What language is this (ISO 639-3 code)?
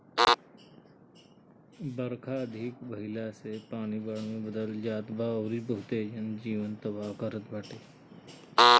bho